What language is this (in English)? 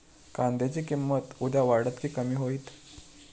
Marathi